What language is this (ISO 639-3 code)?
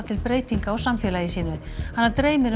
isl